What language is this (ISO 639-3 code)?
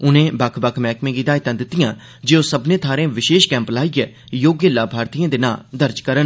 doi